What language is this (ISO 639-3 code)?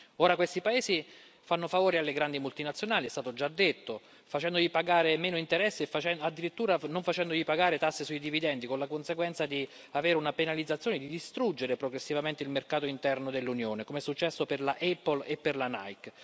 ita